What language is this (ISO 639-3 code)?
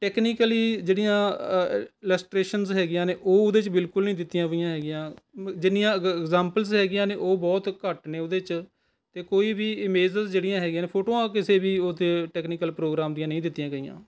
pan